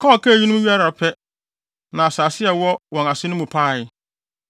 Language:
Akan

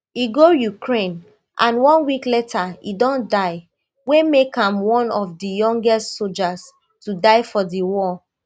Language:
Nigerian Pidgin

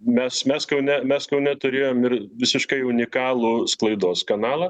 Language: Lithuanian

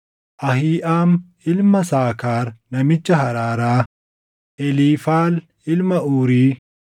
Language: Oromo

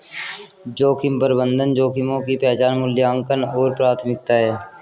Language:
Hindi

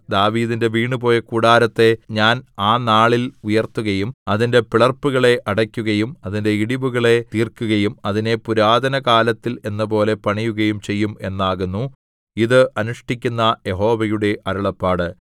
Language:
Malayalam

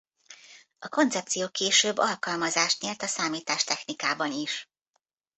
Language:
Hungarian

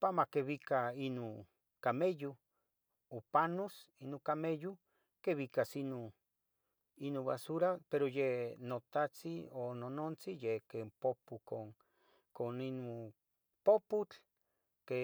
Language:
Tetelcingo Nahuatl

